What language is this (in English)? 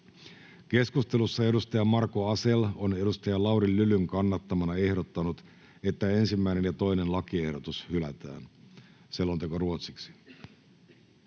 Finnish